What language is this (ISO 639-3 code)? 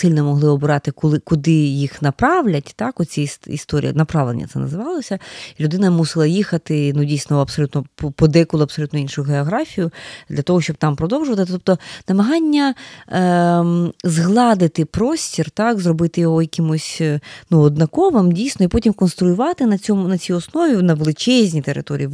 ukr